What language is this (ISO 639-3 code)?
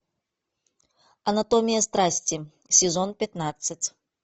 rus